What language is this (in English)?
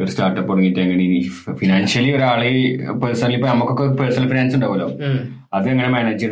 Malayalam